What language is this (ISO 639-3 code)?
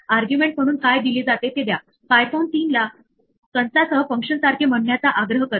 mar